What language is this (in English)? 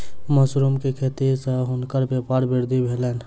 Maithili